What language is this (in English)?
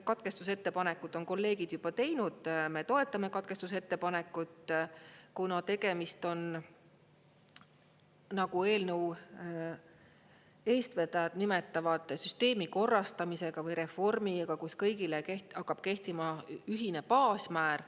Estonian